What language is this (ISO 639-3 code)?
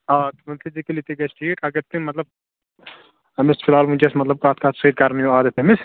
kas